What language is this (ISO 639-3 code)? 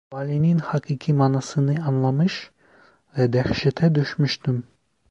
tur